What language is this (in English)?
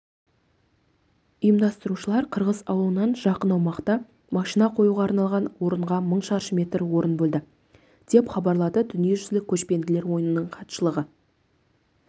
Kazakh